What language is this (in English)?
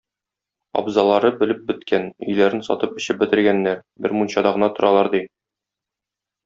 Tatar